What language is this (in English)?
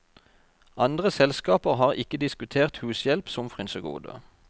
Norwegian